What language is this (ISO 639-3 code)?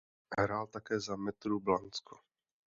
ces